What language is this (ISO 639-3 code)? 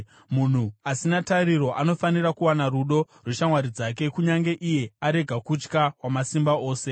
sna